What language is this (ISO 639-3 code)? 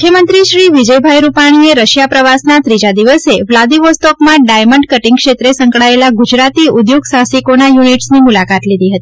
guj